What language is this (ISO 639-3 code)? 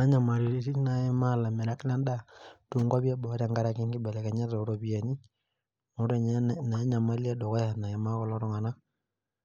mas